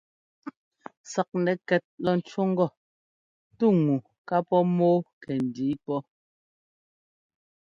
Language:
Ngomba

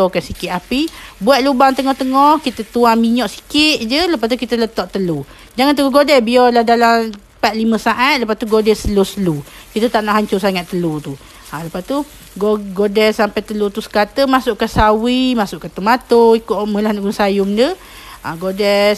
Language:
Malay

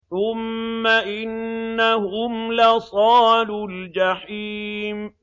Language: Arabic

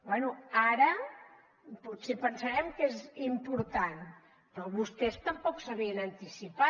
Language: Catalan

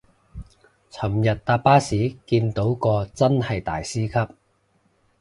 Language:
Cantonese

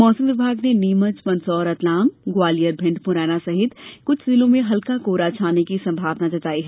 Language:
Hindi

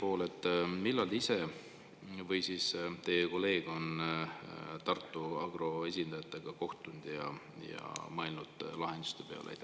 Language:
Estonian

